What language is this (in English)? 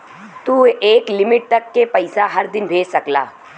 Bhojpuri